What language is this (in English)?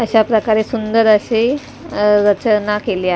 Marathi